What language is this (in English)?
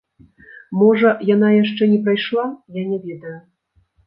Belarusian